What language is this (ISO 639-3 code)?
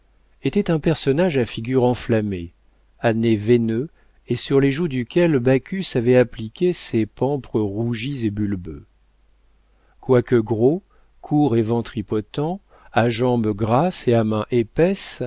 fra